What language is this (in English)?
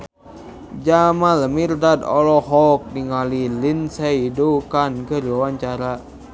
Sundanese